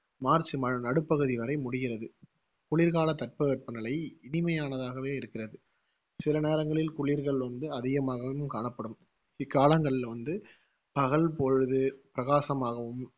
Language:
Tamil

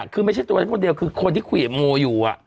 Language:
Thai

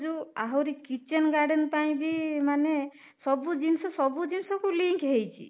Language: Odia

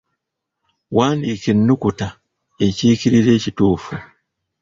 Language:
Ganda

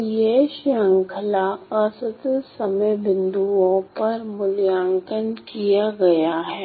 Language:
Hindi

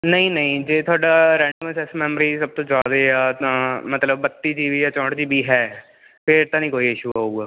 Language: Punjabi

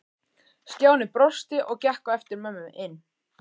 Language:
Icelandic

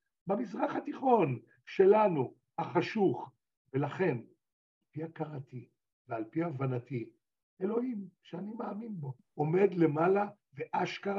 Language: Hebrew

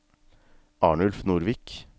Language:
Norwegian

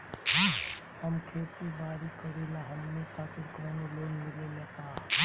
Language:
Bhojpuri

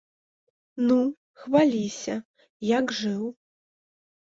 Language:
Belarusian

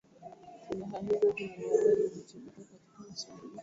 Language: Swahili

